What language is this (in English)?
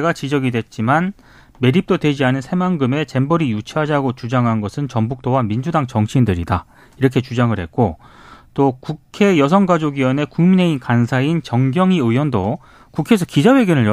Korean